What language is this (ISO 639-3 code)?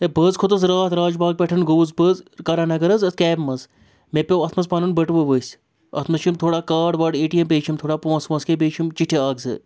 kas